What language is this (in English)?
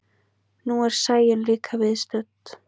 Icelandic